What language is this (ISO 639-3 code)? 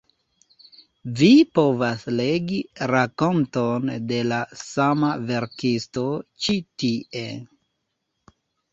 epo